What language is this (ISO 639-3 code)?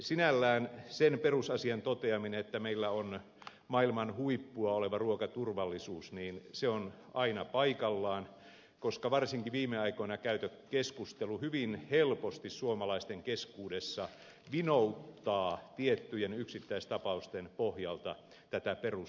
fin